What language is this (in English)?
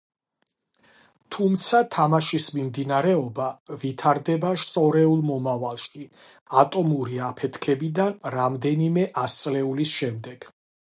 Georgian